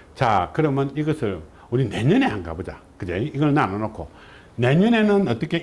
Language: Korean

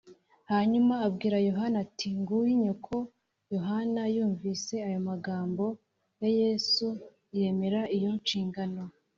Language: Kinyarwanda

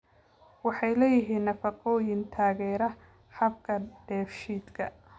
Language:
Somali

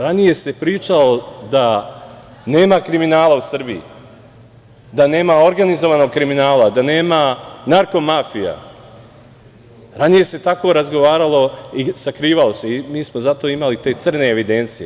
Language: Serbian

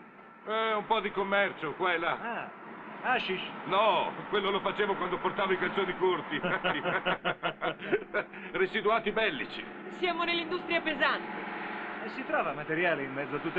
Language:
Italian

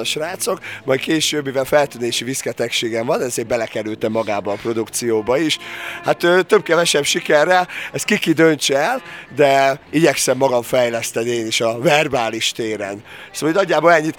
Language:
Hungarian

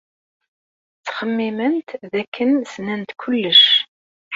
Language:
Kabyle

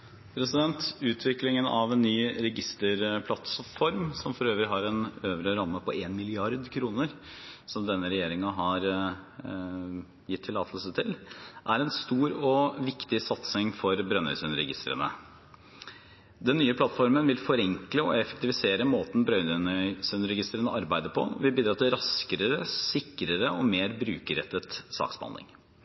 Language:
Norwegian Bokmål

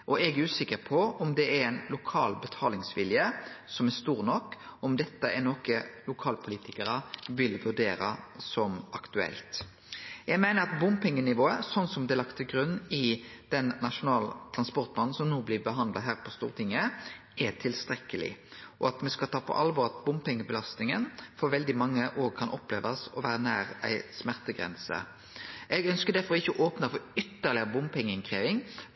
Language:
Norwegian Nynorsk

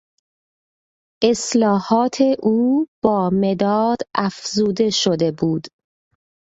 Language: Persian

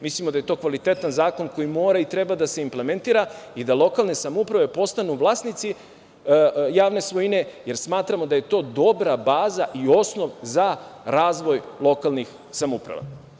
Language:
Serbian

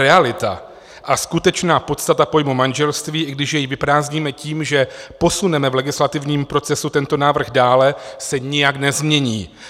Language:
Czech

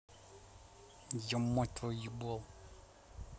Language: Russian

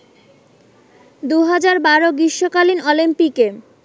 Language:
Bangla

